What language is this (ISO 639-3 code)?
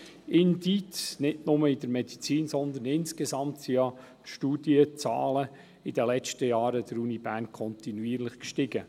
gsw